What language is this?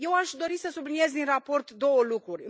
Romanian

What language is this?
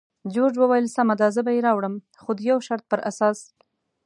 Pashto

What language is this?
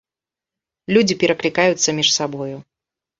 Belarusian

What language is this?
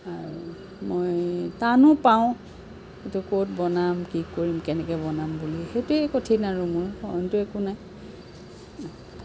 Assamese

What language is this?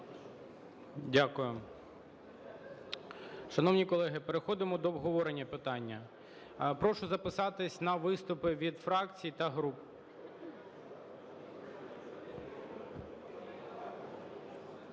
Ukrainian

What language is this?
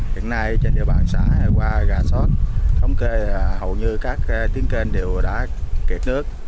Vietnamese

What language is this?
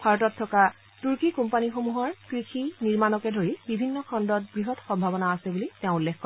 Assamese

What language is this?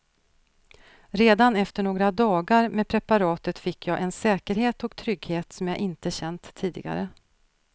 Swedish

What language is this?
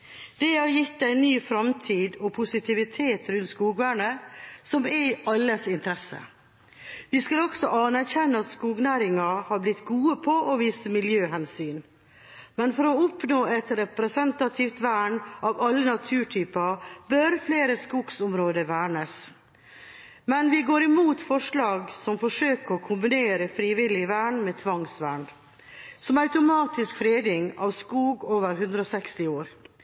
Norwegian Bokmål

